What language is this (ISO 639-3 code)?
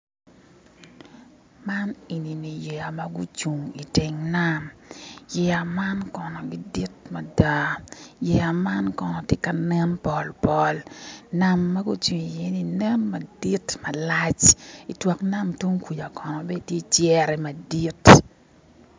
ach